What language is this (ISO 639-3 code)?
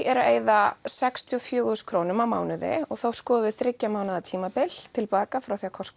isl